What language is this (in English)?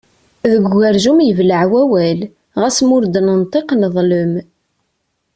Kabyle